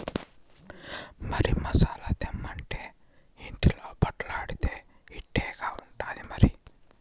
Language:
Telugu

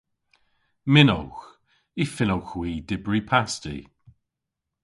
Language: Cornish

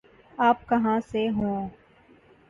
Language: Urdu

